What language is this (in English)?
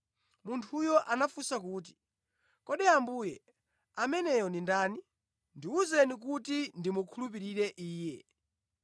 Nyanja